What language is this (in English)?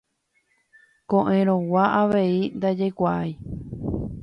Guarani